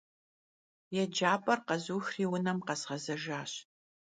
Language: Kabardian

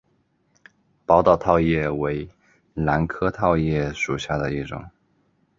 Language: Chinese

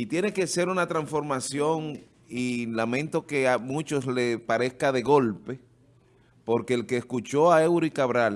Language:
Spanish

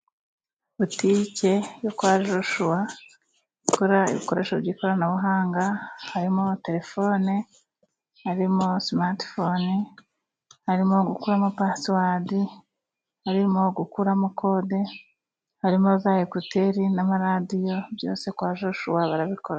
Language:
Kinyarwanda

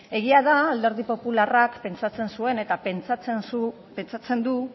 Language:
Basque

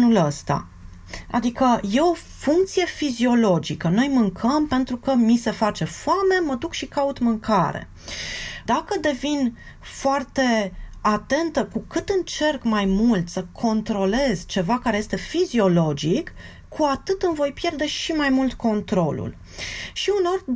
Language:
Romanian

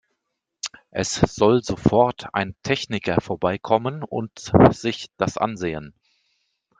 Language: German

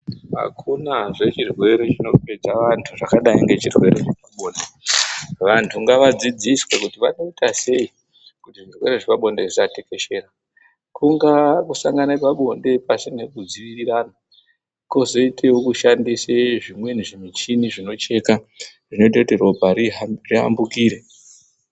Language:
Ndau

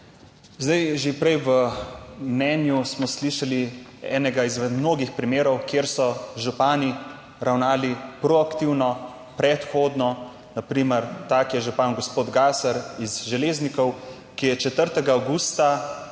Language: Slovenian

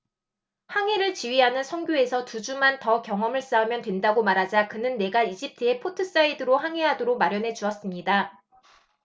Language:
Korean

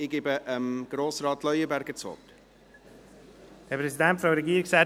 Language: Swiss German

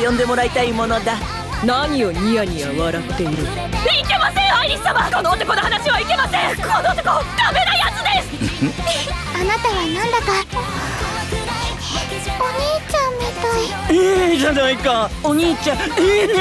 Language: Japanese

